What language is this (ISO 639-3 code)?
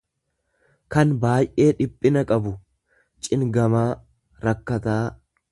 orm